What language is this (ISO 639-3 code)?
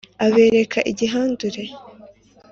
kin